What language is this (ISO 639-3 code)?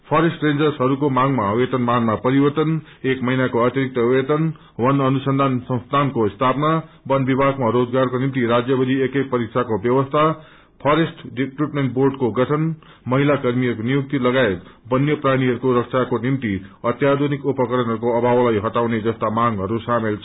nep